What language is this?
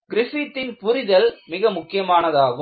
Tamil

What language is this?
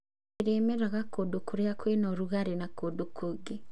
Kikuyu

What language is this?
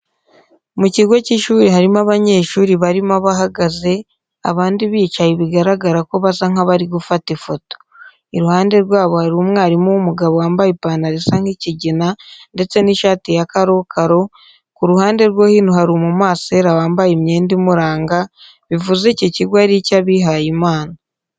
Kinyarwanda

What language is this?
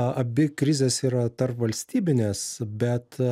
Lithuanian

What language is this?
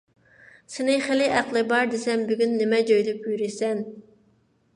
Uyghur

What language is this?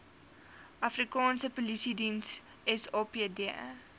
Afrikaans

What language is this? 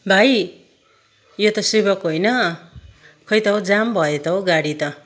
Nepali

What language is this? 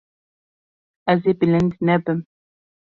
Kurdish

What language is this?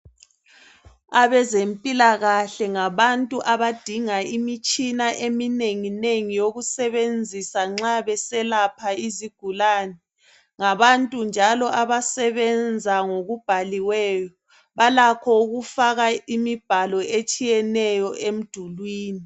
North Ndebele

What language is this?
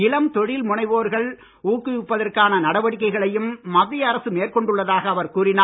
Tamil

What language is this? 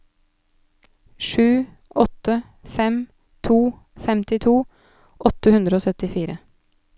Norwegian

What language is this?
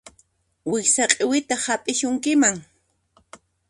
Puno Quechua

